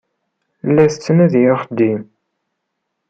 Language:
Kabyle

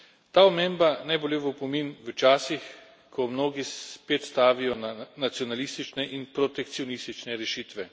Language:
Slovenian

